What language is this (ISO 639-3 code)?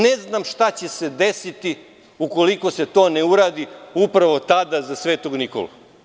srp